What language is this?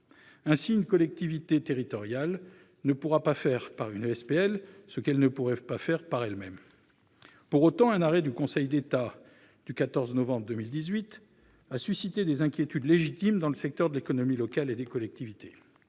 French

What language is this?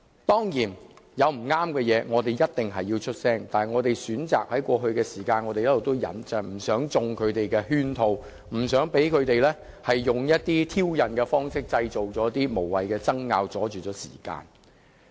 Cantonese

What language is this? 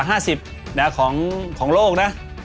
Thai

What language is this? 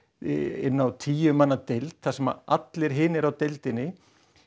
Icelandic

